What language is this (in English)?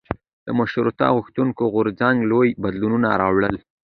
Pashto